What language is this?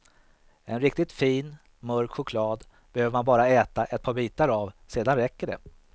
Swedish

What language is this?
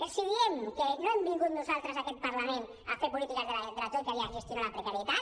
Catalan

